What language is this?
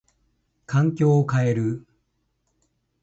Japanese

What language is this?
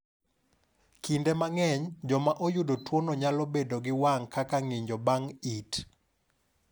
Luo (Kenya and Tanzania)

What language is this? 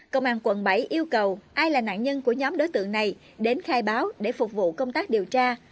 Vietnamese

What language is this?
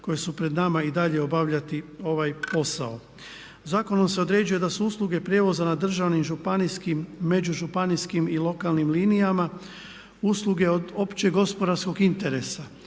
Croatian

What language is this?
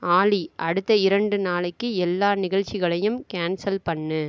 Tamil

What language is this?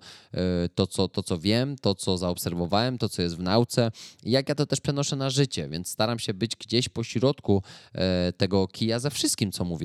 Polish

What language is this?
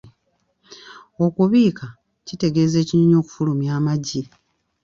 Ganda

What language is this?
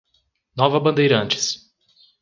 Portuguese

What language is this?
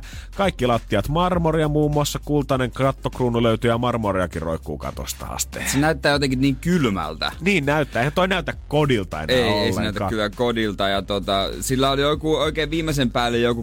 Finnish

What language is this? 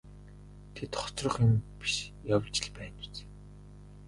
Mongolian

